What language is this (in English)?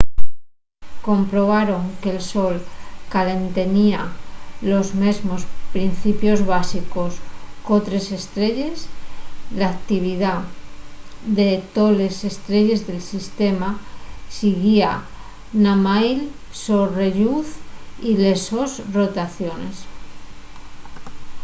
Asturian